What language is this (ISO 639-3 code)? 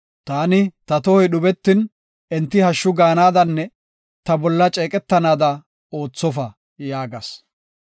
gof